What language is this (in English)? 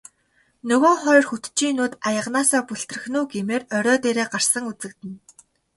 Mongolian